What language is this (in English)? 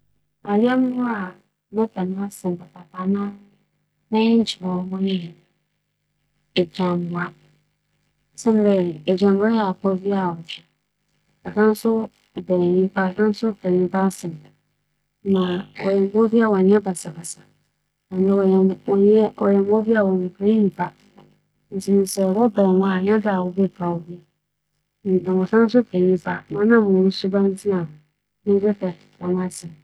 Akan